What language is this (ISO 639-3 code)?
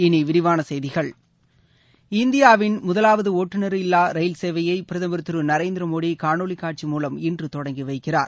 tam